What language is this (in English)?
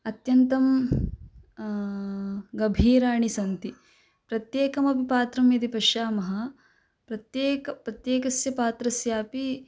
Sanskrit